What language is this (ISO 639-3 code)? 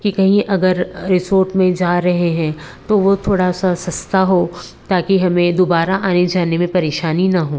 hin